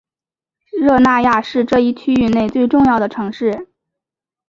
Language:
Chinese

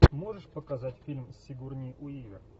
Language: Russian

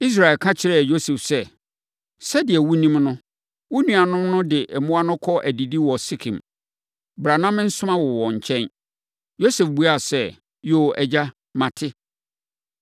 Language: Akan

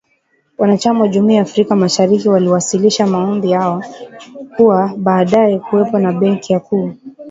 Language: Swahili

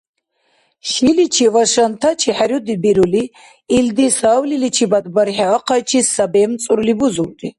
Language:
Dargwa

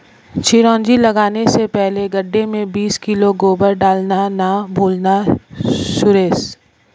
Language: Hindi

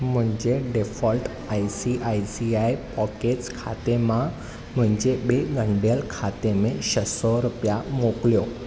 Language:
Sindhi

